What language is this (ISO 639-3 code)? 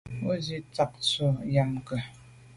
byv